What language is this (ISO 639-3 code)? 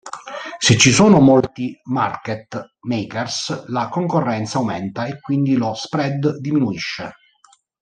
ita